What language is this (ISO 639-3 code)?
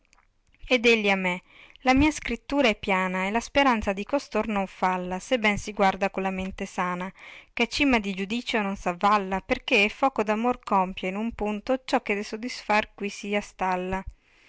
ita